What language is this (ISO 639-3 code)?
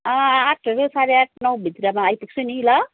nep